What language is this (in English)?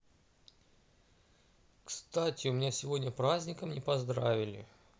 Russian